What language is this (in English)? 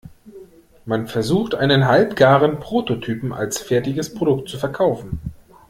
German